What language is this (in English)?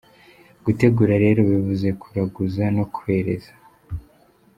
Kinyarwanda